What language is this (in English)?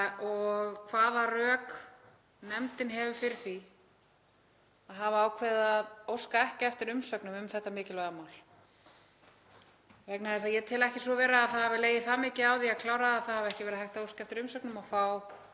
Icelandic